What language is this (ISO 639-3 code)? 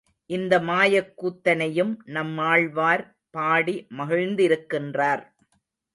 tam